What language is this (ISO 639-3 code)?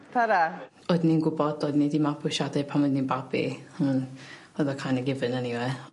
cym